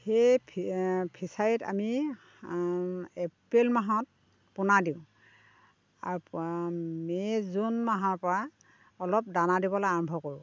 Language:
Assamese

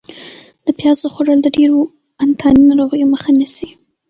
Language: Pashto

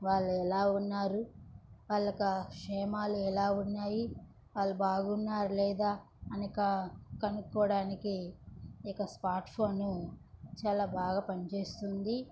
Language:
Telugu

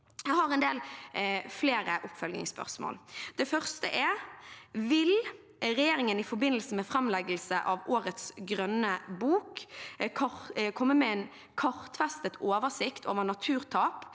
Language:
Norwegian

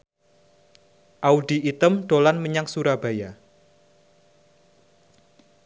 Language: Javanese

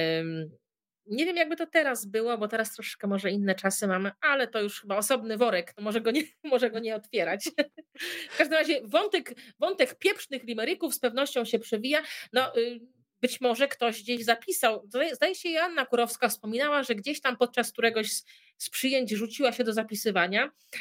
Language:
Polish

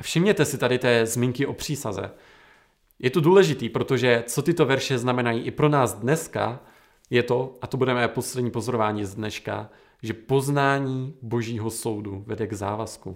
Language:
Czech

